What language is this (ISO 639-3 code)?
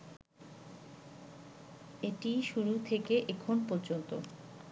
ben